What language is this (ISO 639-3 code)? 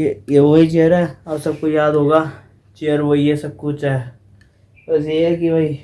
hin